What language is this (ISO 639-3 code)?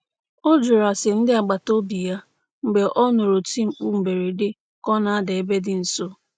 ibo